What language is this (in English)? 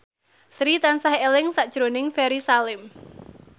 Javanese